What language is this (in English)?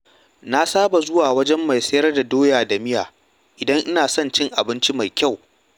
Hausa